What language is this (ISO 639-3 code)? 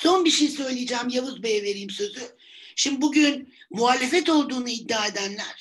tur